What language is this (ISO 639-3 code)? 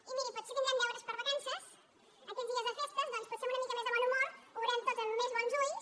cat